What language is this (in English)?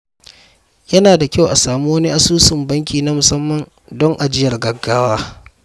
Hausa